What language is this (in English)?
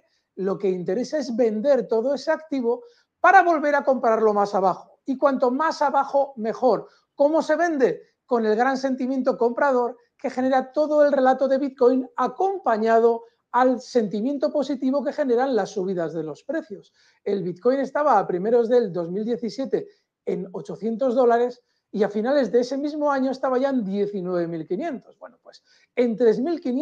Spanish